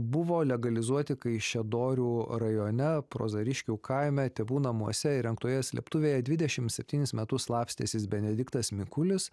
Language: Lithuanian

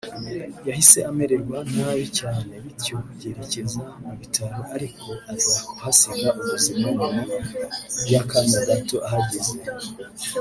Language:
Kinyarwanda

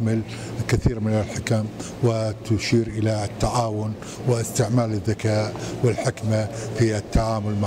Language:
Arabic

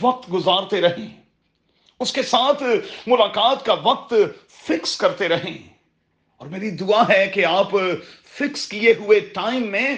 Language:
Urdu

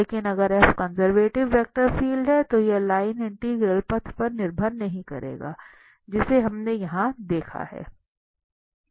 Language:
Hindi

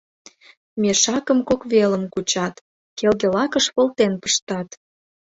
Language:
Mari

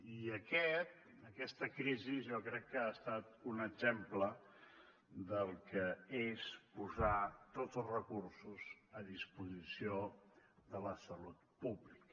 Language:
Catalan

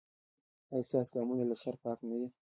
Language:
Pashto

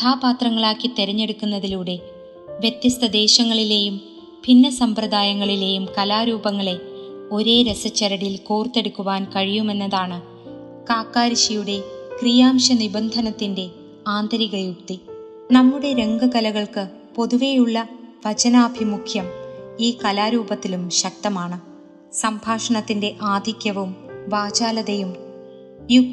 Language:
Malayalam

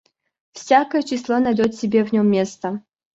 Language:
Russian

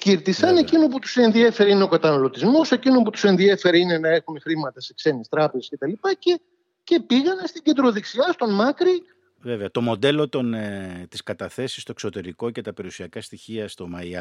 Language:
Greek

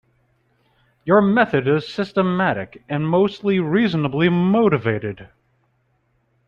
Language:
English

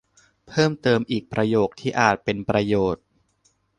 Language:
Thai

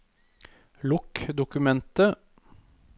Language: Norwegian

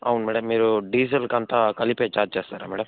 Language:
Telugu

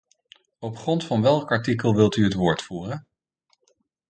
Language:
Dutch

